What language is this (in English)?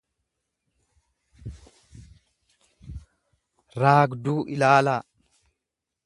Oromo